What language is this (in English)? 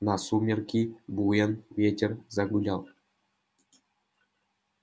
Russian